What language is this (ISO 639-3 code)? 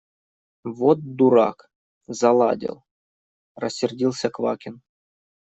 rus